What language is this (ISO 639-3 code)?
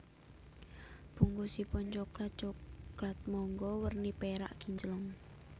jav